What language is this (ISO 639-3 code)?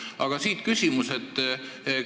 est